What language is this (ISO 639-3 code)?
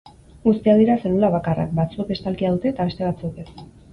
eus